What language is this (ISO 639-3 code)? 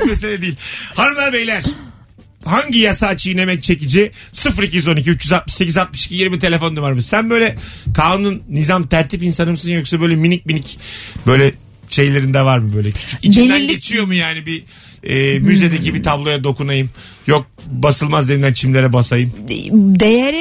tur